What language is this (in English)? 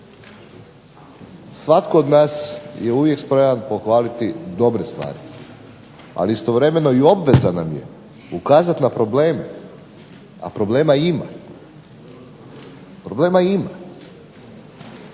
Croatian